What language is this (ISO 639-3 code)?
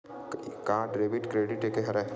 hne